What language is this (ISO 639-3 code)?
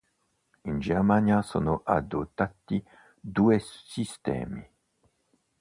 ita